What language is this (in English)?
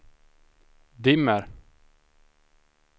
Swedish